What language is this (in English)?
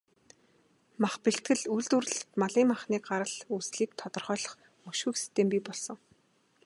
Mongolian